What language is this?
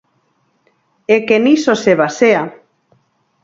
Galician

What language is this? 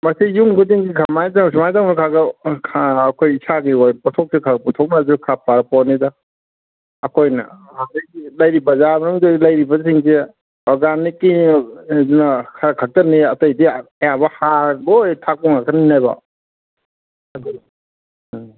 Manipuri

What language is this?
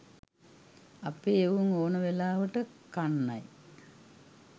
Sinhala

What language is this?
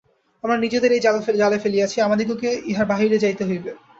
Bangla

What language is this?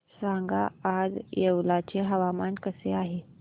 Marathi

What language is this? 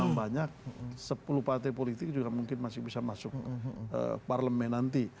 Indonesian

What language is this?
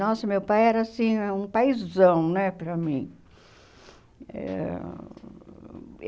Portuguese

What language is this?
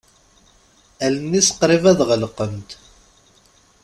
Kabyle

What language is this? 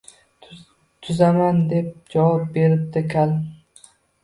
Uzbek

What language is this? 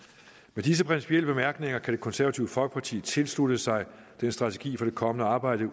Danish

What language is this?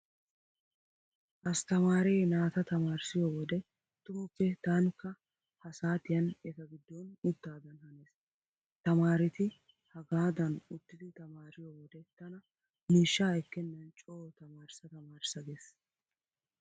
Wolaytta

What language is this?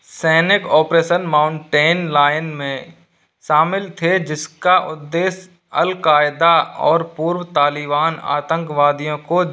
Hindi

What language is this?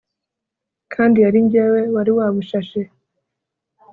Kinyarwanda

